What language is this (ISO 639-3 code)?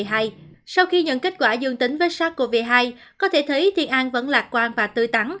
vie